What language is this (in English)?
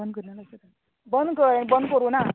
Konkani